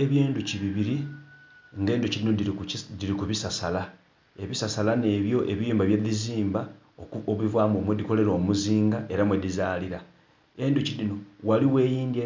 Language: Soga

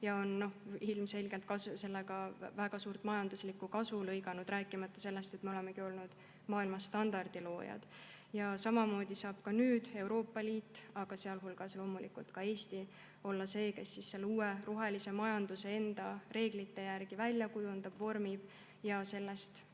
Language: Estonian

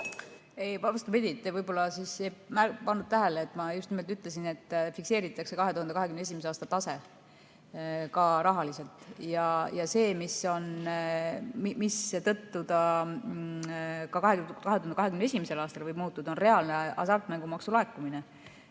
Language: Estonian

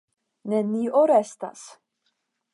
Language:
Esperanto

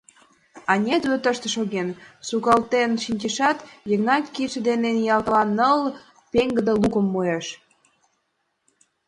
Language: Mari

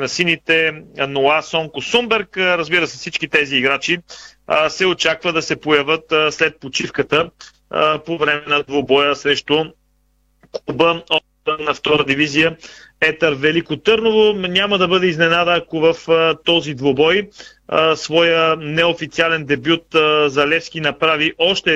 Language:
Bulgarian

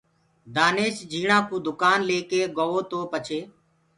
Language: Gurgula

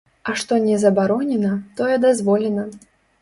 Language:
Belarusian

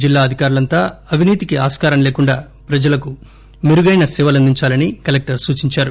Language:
Telugu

